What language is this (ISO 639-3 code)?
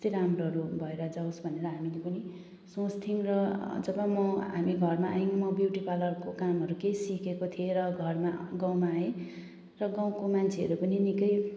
nep